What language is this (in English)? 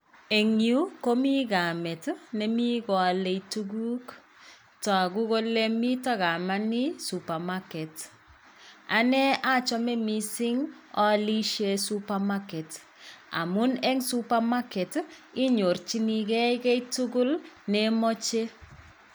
Kalenjin